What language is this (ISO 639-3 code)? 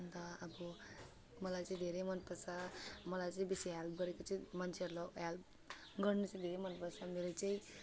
nep